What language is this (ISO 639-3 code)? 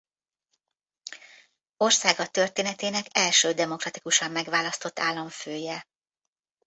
hun